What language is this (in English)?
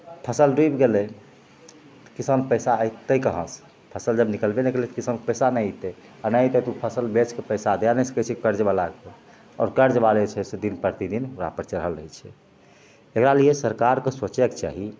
Maithili